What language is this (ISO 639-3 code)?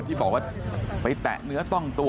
tha